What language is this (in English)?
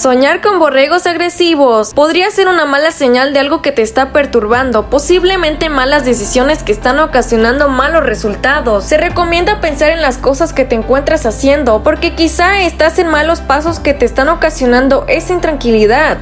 Spanish